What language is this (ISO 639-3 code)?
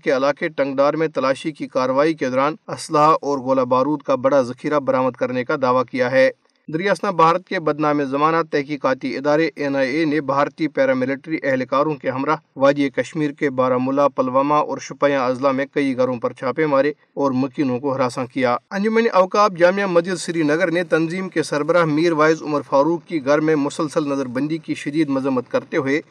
urd